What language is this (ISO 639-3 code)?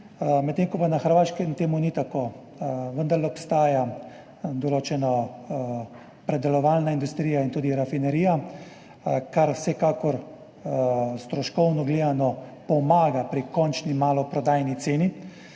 slv